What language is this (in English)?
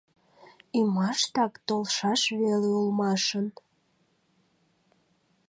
Mari